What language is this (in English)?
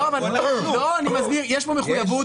Hebrew